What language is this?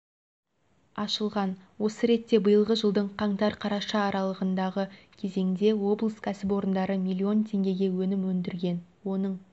Kazakh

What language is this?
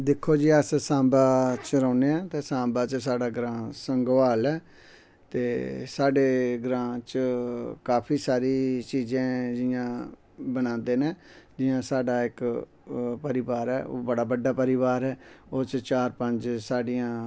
Dogri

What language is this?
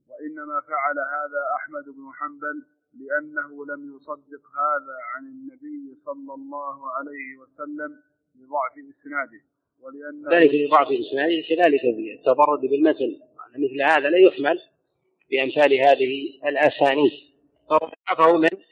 Arabic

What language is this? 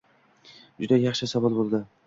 Uzbek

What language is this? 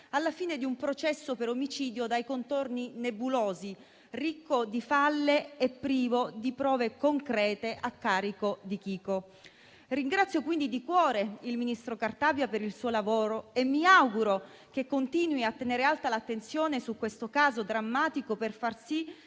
Italian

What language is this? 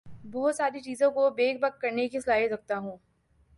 Urdu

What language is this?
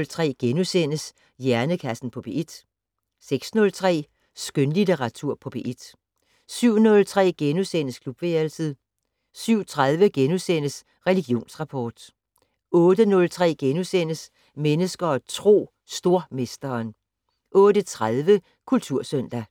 Danish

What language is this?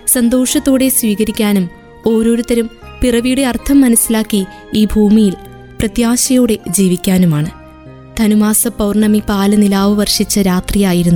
Malayalam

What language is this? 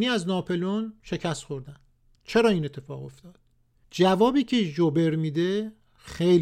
Persian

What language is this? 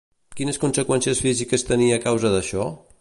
Catalan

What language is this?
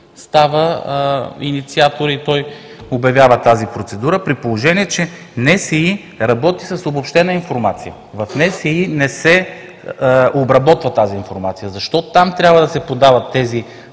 Bulgarian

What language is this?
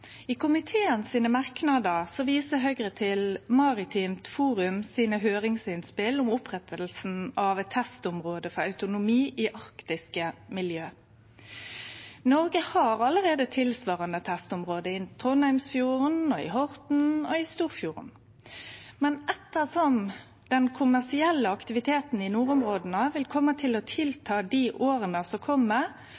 Norwegian Nynorsk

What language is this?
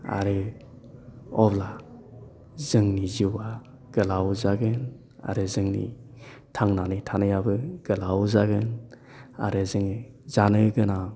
Bodo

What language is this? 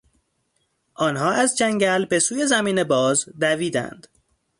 Persian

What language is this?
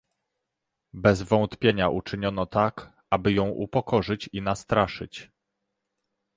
Polish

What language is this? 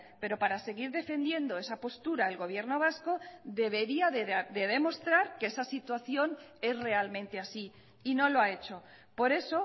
Spanish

